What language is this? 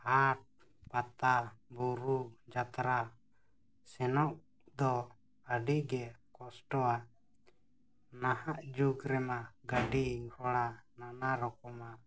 Santali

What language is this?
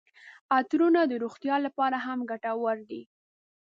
Pashto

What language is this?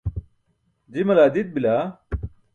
Burushaski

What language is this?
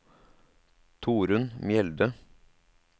Norwegian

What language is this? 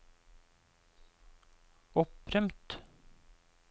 Norwegian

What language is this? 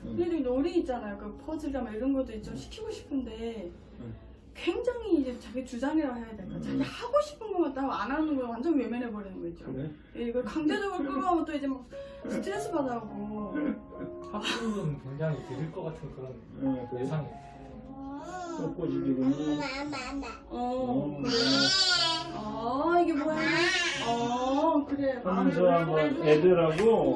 Korean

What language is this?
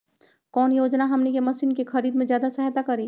Magahi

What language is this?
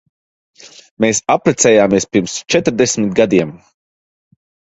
Latvian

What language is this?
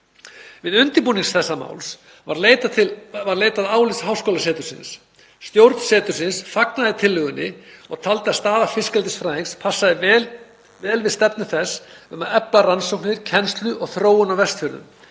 Icelandic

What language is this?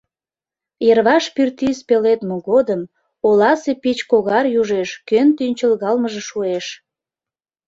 Mari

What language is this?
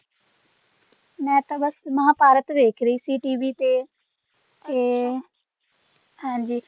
Punjabi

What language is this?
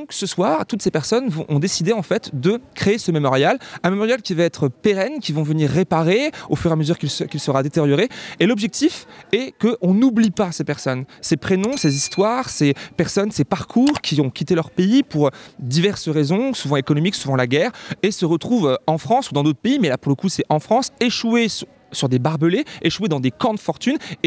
French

